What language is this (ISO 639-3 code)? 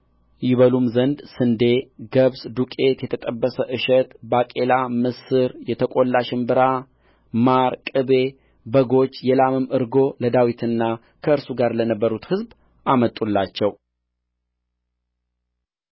amh